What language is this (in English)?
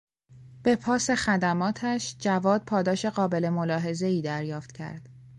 Persian